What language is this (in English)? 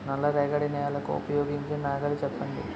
Telugu